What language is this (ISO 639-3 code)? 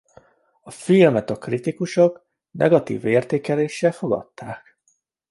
hun